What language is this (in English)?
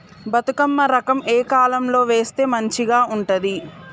Telugu